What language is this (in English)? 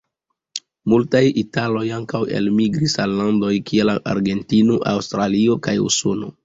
Esperanto